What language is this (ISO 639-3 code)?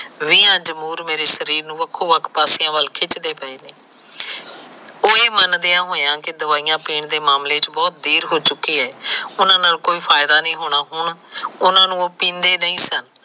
pan